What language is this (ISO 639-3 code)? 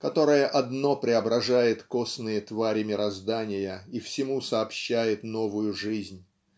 rus